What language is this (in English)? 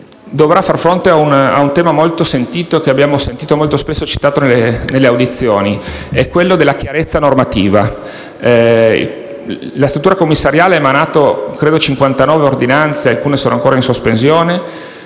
Italian